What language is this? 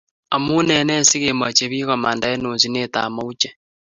Kalenjin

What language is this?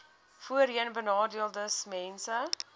Afrikaans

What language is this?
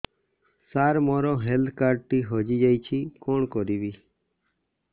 Odia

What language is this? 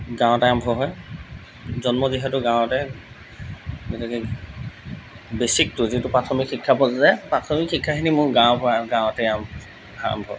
Assamese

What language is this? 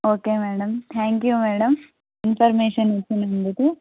Telugu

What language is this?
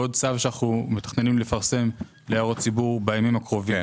Hebrew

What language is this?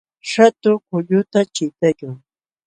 Jauja Wanca Quechua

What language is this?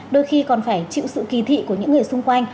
Vietnamese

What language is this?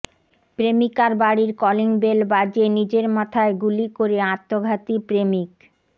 Bangla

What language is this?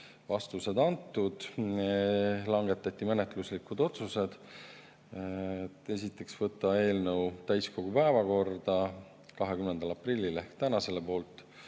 Estonian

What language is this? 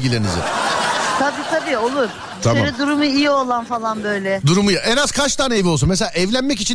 Turkish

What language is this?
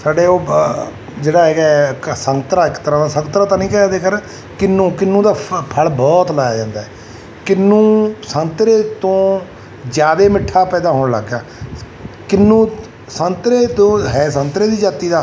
Punjabi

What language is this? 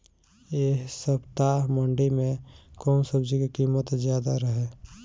Bhojpuri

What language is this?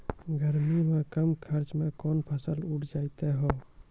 Maithili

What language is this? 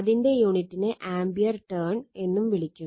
Malayalam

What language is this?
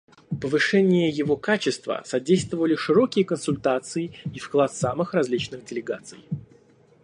Russian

